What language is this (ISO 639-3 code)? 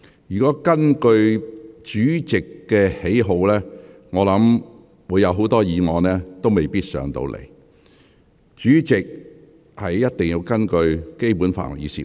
yue